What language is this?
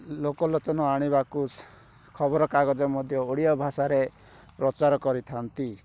Odia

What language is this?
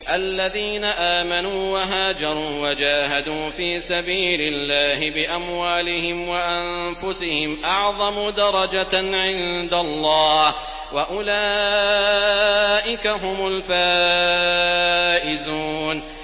Arabic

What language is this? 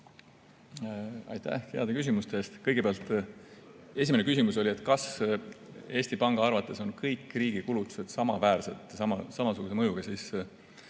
Estonian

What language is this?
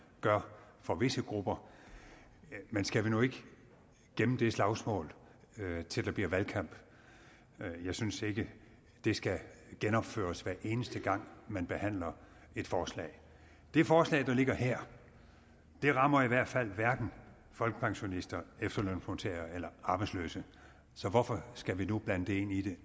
Danish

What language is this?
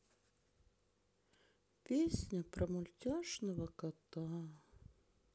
Russian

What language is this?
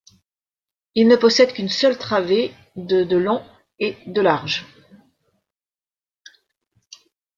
French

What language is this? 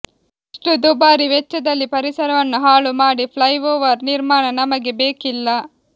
Kannada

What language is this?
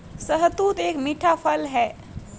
Hindi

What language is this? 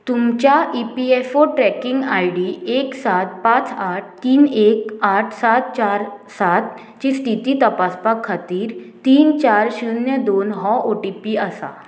Konkani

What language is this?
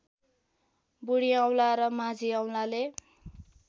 Nepali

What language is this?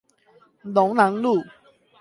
Chinese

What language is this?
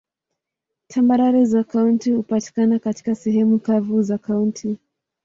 Swahili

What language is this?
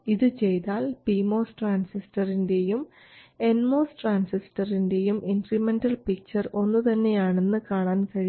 Malayalam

